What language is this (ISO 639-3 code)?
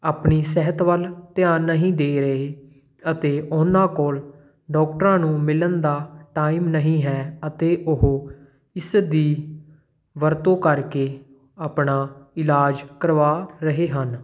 pan